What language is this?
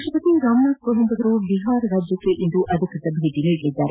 Kannada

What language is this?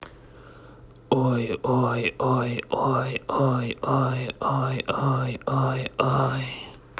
Russian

